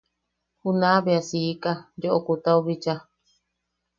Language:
Yaqui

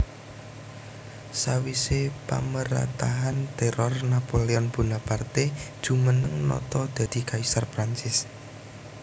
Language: Javanese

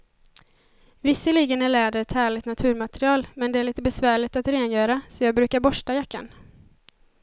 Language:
Swedish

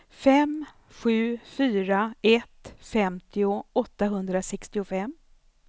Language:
Swedish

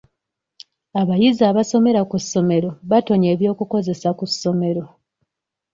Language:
Ganda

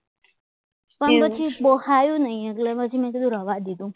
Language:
Gujarati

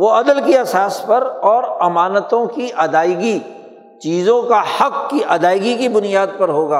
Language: Urdu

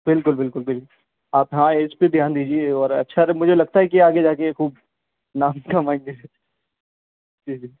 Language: Urdu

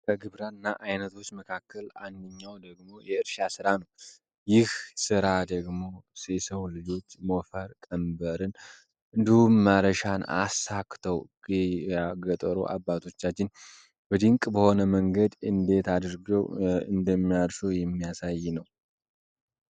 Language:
Amharic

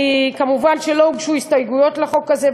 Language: Hebrew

